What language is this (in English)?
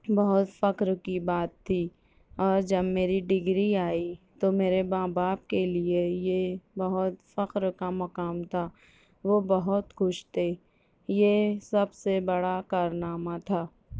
Urdu